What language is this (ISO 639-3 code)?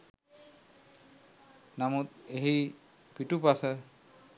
sin